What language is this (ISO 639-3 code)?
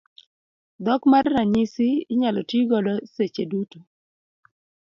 luo